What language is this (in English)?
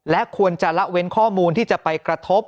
Thai